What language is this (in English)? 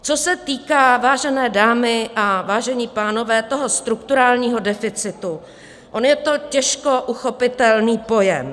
Czech